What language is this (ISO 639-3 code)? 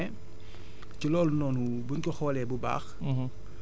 wol